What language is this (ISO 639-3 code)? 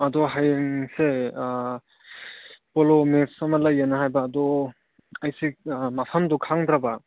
mni